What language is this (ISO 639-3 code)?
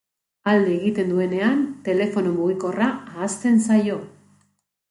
eus